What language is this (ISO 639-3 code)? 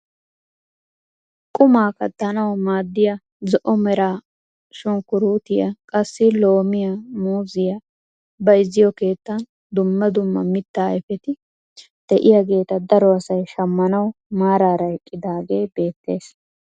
wal